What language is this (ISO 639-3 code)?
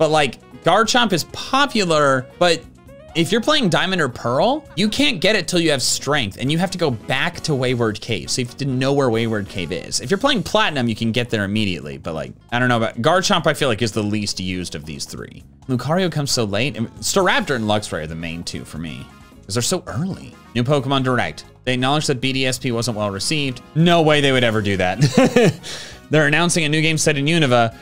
eng